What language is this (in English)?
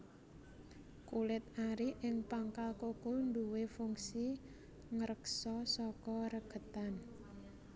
Javanese